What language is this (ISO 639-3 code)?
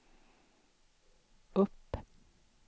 swe